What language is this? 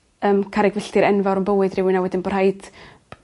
Welsh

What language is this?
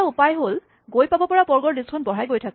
Assamese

